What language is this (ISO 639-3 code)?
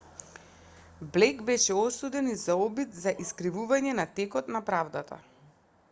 mkd